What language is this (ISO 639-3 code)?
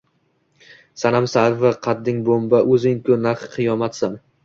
uzb